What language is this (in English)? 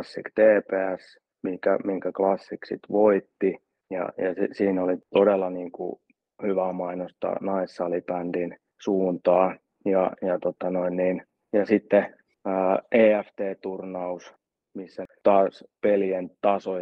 Finnish